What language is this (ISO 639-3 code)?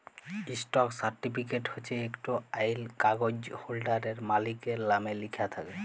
ben